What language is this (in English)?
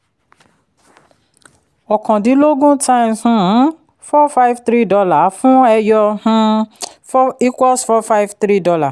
Yoruba